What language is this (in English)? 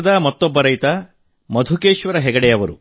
Kannada